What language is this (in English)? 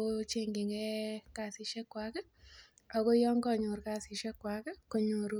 Kalenjin